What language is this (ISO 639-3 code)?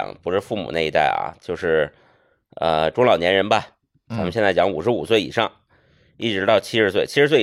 zho